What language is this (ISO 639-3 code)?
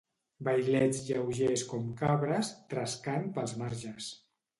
cat